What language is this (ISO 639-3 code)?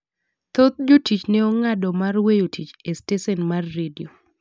luo